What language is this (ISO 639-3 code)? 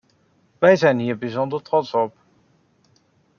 nld